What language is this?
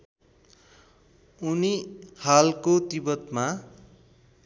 Nepali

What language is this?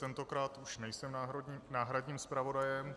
Czech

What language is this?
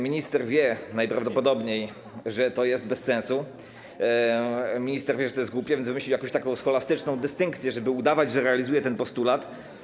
Polish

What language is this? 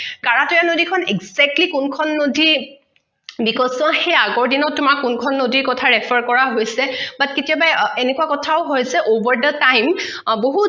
Assamese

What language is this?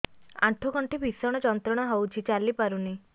Odia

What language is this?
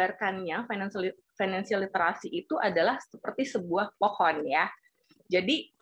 Indonesian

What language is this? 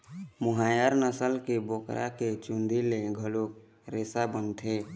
Chhattisgarhi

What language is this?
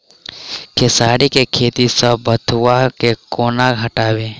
Maithili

